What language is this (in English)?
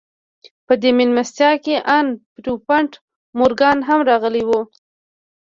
Pashto